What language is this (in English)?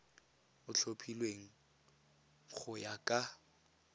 Tswana